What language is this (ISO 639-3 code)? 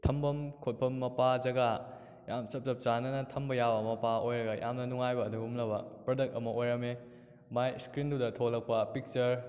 mni